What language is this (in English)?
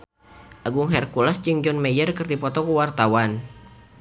Sundanese